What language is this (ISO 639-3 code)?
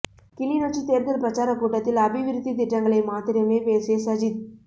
tam